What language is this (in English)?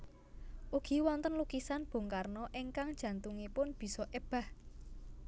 Javanese